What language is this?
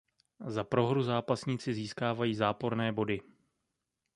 Czech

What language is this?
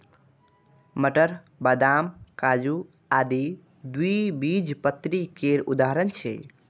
Maithili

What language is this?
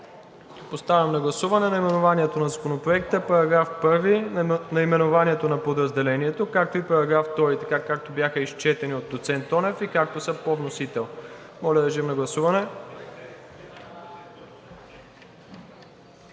Bulgarian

